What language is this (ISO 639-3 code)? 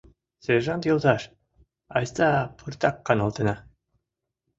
chm